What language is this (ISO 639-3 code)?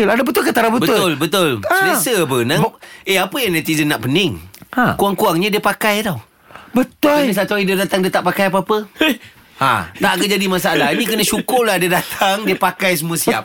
msa